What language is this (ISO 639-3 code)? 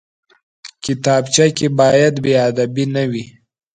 pus